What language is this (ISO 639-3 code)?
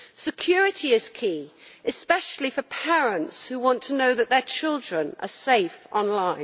eng